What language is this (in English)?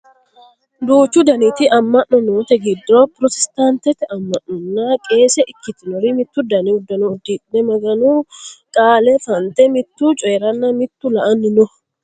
Sidamo